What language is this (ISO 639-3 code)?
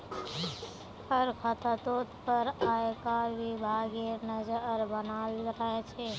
mag